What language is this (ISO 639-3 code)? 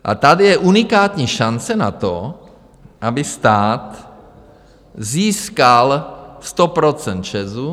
ces